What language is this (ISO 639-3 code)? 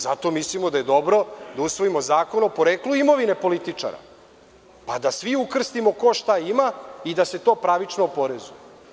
srp